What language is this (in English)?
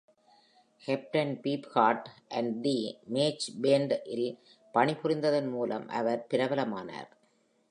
Tamil